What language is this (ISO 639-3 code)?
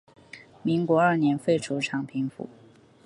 zho